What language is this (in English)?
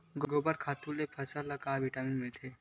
Chhattisgarhi